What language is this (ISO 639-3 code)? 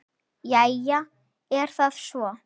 isl